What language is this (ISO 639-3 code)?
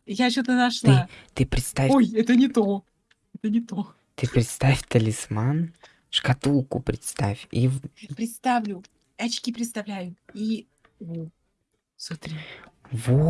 rus